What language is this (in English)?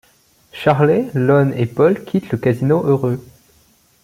French